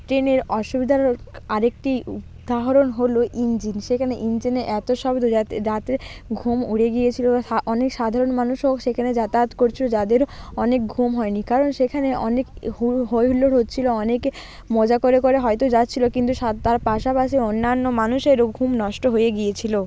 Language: Bangla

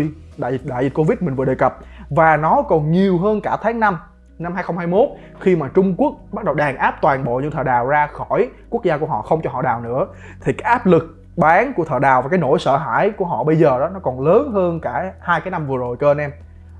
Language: Vietnamese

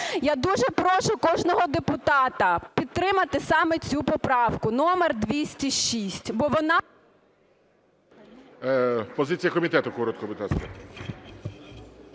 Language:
Ukrainian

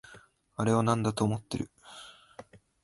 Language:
Japanese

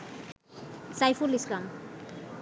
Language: Bangla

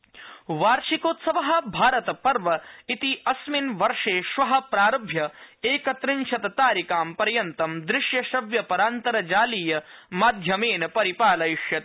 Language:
Sanskrit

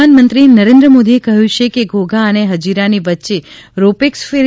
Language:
Gujarati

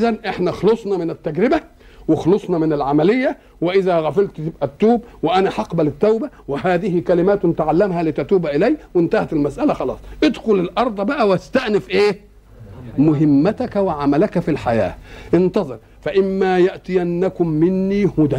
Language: Arabic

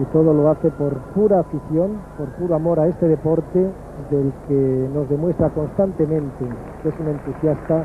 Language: Spanish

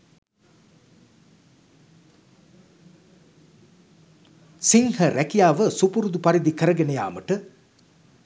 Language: Sinhala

